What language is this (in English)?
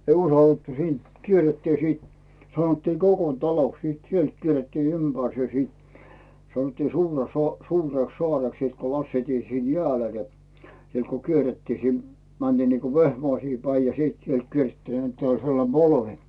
Finnish